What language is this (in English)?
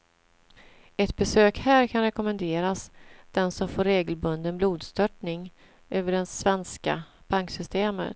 Swedish